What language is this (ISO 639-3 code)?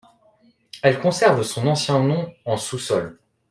fra